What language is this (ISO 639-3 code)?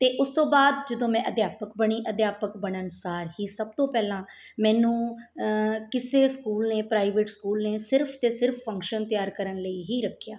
pan